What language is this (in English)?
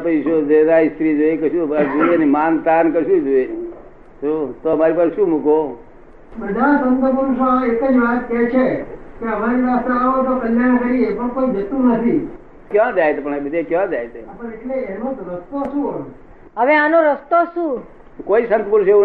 Gujarati